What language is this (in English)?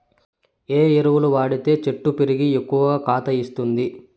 Telugu